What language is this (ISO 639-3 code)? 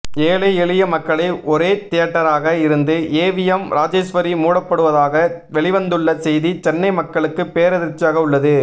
tam